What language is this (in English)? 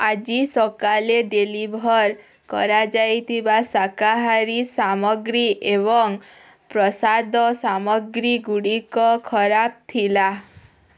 Odia